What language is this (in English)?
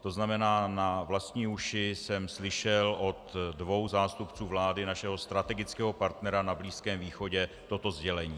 Czech